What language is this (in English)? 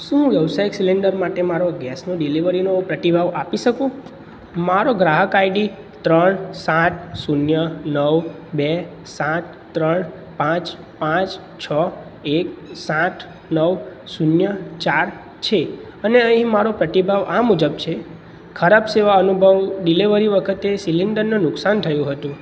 Gujarati